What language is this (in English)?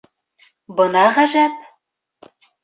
Bashkir